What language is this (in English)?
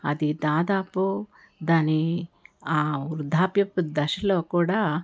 Telugu